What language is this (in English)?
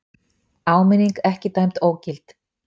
Icelandic